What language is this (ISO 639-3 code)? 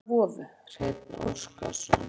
isl